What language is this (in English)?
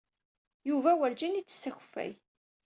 Kabyle